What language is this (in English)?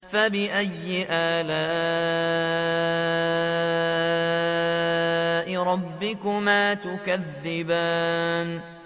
Arabic